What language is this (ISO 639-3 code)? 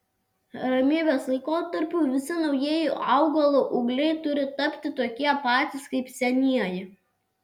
lit